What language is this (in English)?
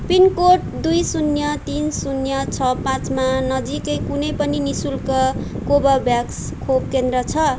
Nepali